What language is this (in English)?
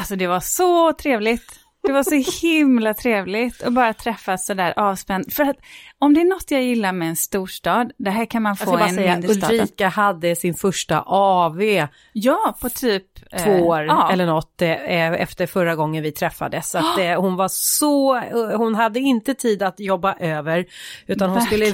Swedish